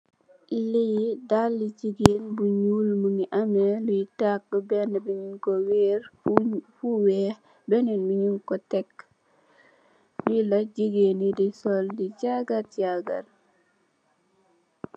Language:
Wolof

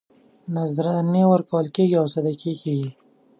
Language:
Pashto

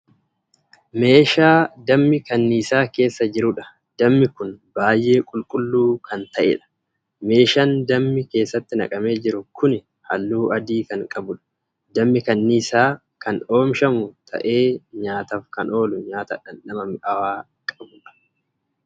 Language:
Oromo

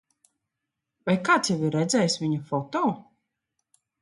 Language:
Latvian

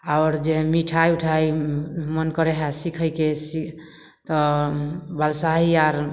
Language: Maithili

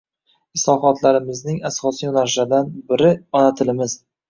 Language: Uzbek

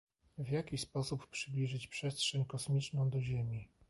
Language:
Polish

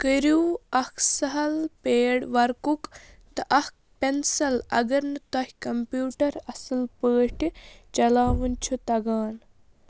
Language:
Kashmiri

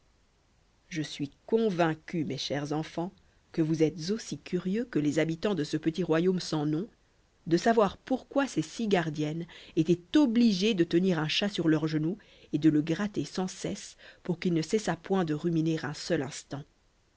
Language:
French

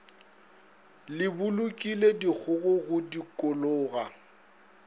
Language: Northern Sotho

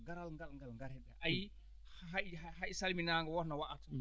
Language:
Fula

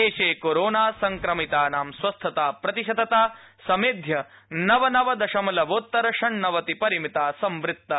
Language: Sanskrit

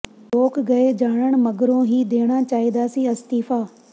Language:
Punjabi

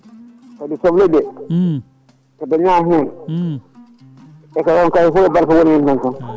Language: Fula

